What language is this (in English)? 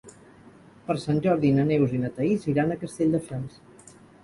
Catalan